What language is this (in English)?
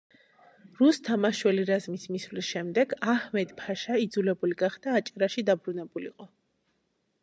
Georgian